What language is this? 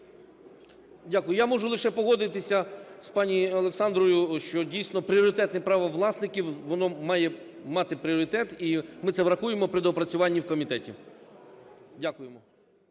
Ukrainian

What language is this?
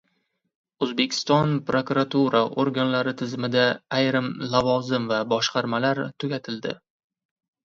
Uzbek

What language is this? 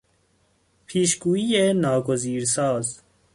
Persian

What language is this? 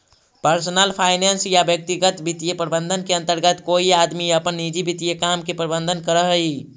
Magahi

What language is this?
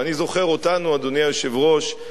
Hebrew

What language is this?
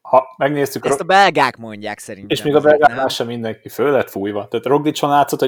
Hungarian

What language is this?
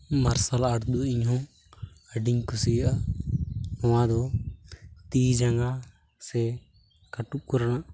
Santali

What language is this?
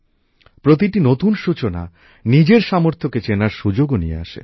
Bangla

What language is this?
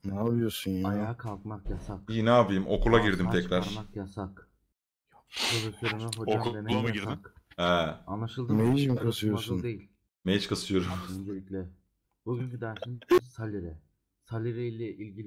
Turkish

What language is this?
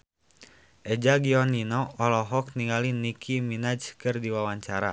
Sundanese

